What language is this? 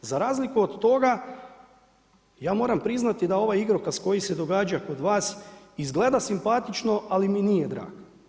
Croatian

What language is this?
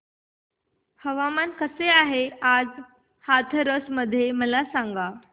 Marathi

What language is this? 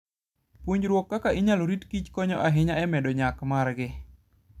Luo (Kenya and Tanzania)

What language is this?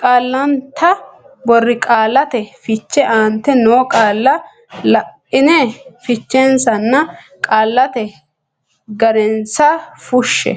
Sidamo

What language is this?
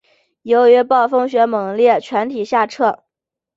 Chinese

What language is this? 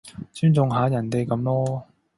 Cantonese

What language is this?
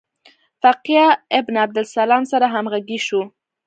Pashto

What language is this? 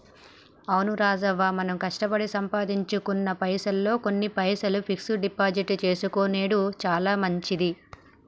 Telugu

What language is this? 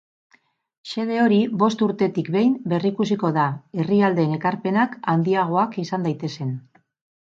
Basque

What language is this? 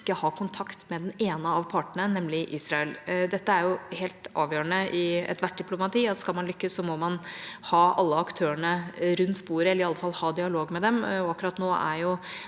Norwegian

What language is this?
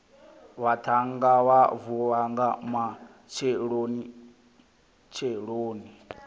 Venda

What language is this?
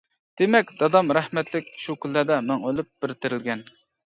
Uyghur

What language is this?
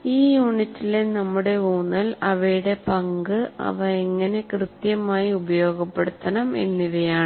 Malayalam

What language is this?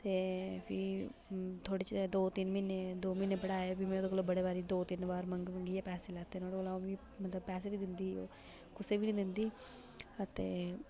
Dogri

